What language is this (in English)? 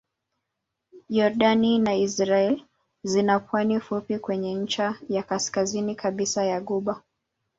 Swahili